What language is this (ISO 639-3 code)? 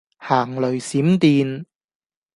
yue